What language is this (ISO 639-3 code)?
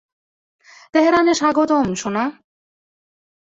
ben